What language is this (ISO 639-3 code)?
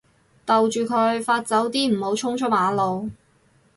yue